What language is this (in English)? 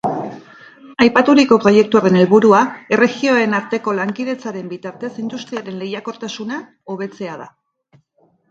Basque